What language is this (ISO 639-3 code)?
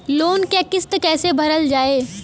bho